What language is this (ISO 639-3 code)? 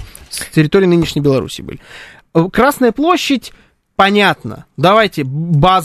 rus